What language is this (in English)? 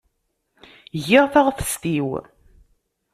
Kabyle